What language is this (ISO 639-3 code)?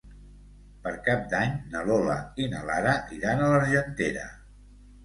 cat